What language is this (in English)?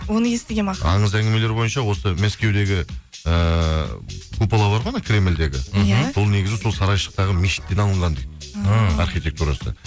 Kazakh